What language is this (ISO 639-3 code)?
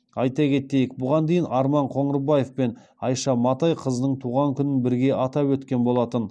kaz